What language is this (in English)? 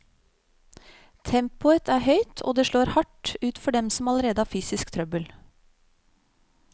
Norwegian